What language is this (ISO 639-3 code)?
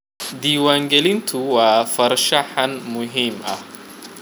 som